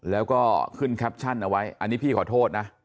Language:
Thai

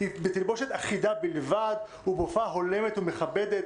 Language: Hebrew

